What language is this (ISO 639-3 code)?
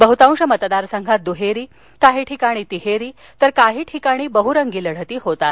mar